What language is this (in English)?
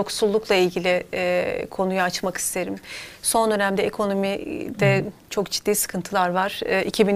Turkish